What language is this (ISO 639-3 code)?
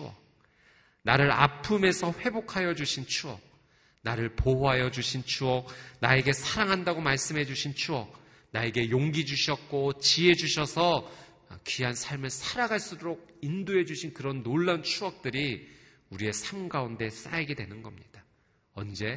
kor